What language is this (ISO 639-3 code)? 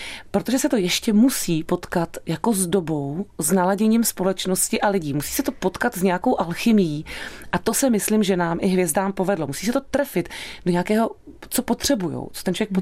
ces